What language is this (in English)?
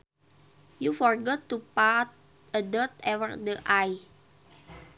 Sundanese